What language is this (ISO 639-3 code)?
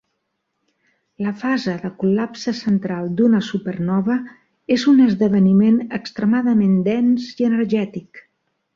cat